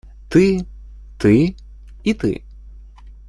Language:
Russian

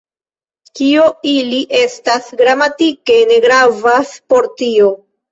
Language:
Esperanto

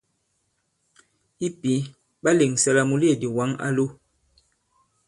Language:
Bankon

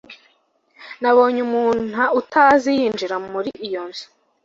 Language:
Kinyarwanda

